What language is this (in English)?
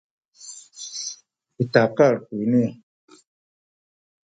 Sakizaya